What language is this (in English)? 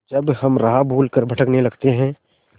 Hindi